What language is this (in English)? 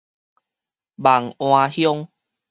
Min Nan Chinese